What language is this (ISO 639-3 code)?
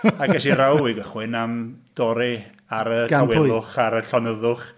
cym